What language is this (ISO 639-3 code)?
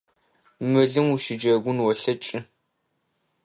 ady